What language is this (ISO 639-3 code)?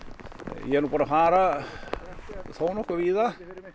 isl